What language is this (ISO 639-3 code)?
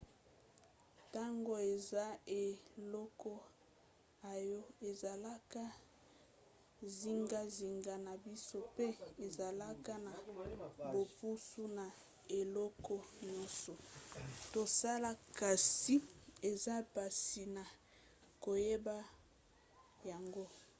lin